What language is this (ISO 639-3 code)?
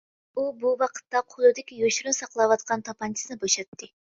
uig